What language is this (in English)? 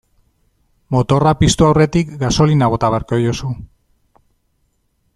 Basque